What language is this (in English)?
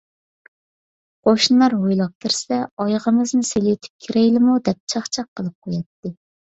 Uyghur